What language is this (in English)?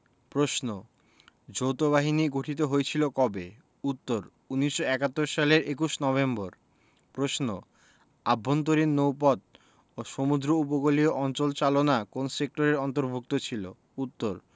Bangla